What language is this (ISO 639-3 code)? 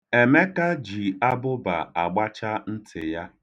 ibo